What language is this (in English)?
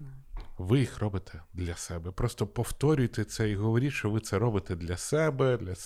Ukrainian